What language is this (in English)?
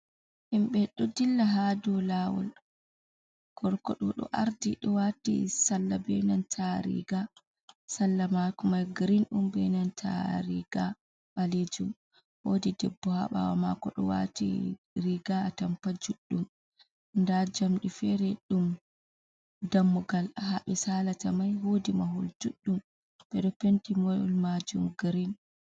Fula